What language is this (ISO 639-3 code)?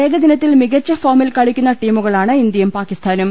mal